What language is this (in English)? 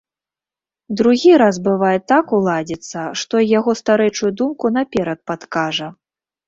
Belarusian